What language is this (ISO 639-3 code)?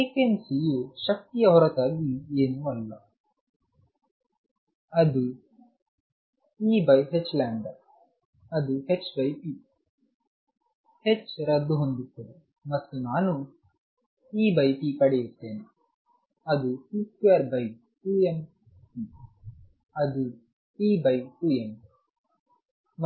kan